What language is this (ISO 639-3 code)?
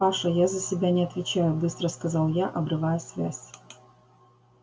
rus